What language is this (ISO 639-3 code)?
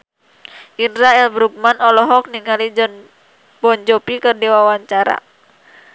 sun